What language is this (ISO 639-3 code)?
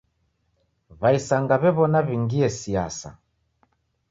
dav